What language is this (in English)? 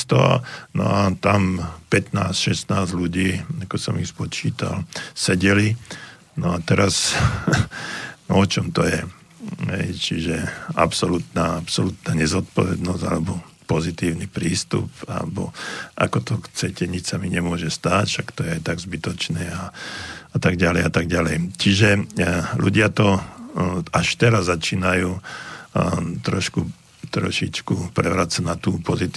Slovak